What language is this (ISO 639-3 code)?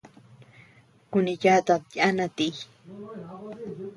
cux